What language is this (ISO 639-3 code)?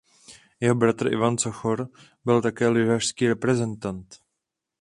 ces